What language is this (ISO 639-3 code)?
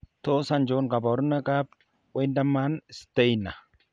kln